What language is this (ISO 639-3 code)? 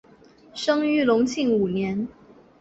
zho